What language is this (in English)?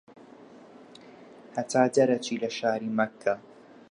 Central Kurdish